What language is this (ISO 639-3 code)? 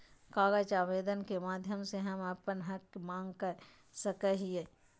mag